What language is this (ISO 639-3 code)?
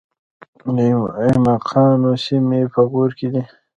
pus